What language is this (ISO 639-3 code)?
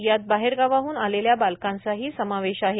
mar